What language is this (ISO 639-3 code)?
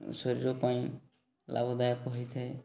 ori